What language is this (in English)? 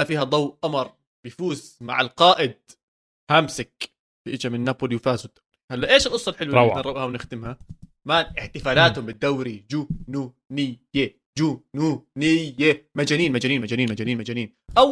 Arabic